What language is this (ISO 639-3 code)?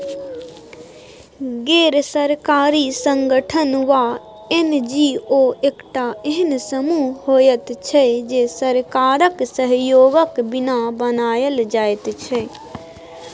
mai